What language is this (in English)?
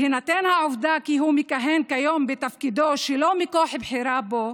Hebrew